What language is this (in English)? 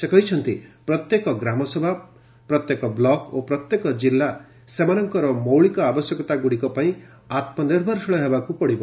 Odia